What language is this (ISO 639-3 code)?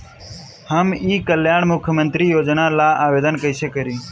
bho